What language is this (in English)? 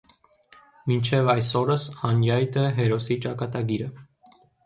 Armenian